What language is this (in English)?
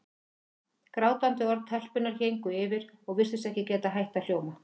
Icelandic